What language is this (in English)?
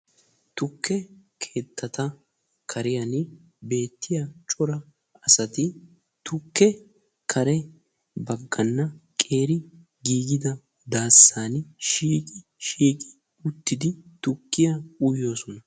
Wolaytta